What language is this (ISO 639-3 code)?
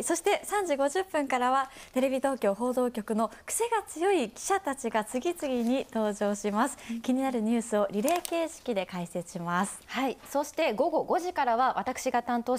jpn